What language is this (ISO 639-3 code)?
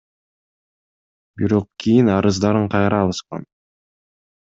kir